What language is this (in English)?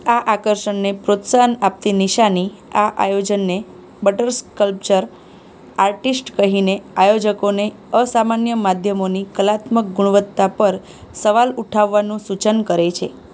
Gujarati